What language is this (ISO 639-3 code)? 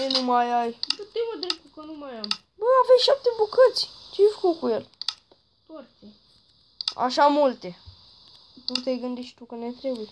ron